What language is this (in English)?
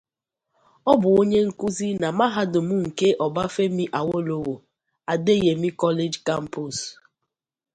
Igbo